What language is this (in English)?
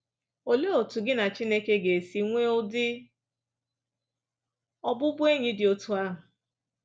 Igbo